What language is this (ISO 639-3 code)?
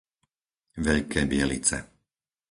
slk